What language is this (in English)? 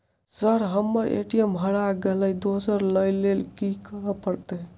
Maithili